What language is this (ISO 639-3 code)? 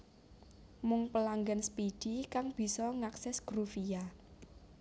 jav